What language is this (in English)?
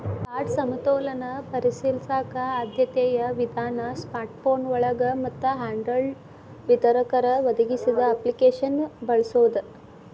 Kannada